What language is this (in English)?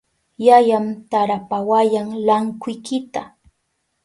Southern Pastaza Quechua